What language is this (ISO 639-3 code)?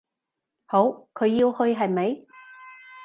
yue